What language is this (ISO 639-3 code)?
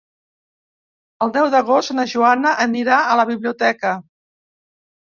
cat